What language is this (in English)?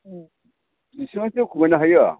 Bodo